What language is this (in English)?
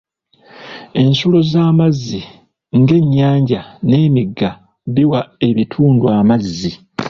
Ganda